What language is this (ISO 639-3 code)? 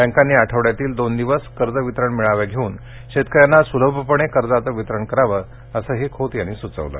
mar